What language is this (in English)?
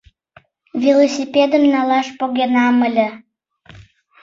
Mari